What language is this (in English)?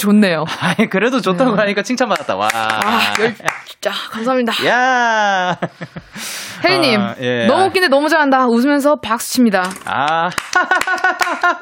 Korean